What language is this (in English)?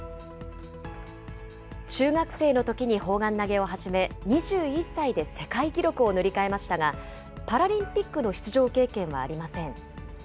Japanese